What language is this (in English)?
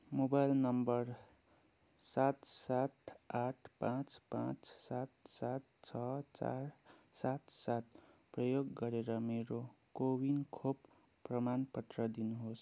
Nepali